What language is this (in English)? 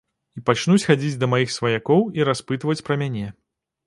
Belarusian